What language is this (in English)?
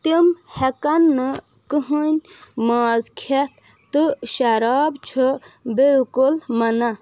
Kashmiri